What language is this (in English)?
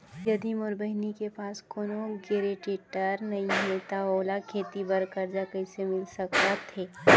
Chhattisgarhi